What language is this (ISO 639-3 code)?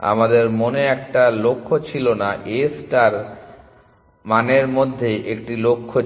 ben